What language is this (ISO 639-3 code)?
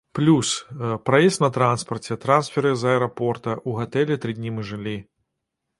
bel